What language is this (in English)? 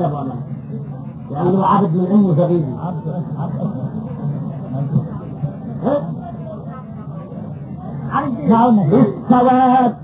Arabic